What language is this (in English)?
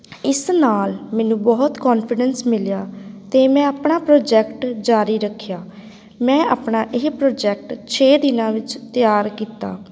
Punjabi